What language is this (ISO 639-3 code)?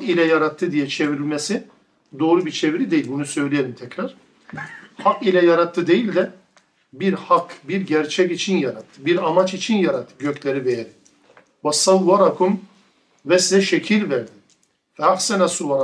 tur